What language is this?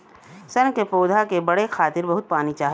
Bhojpuri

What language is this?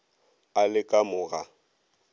Northern Sotho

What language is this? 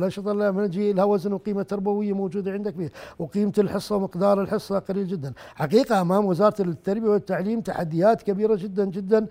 Arabic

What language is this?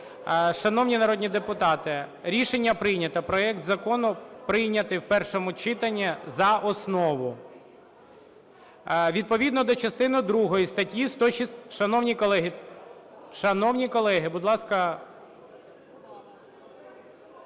Ukrainian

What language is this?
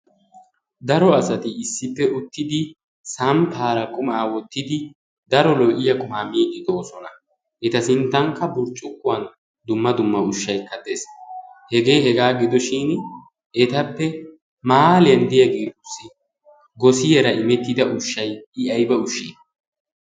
Wolaytta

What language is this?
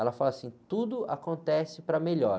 Portuguese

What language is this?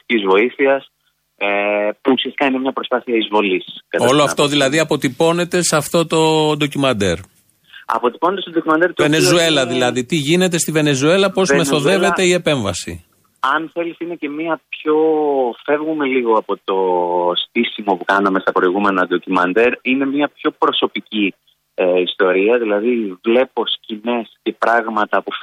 Greek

